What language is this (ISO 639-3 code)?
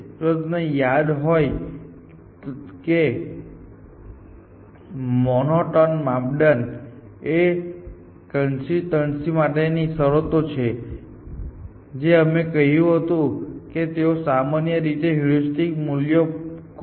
guj